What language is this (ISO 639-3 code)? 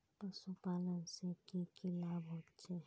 mag